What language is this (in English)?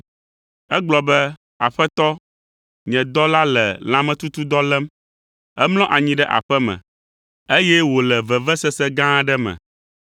Ewe